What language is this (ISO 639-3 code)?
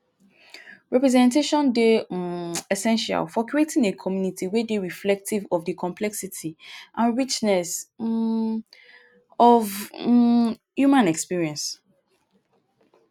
pcm